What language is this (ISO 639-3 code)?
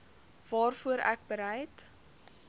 afr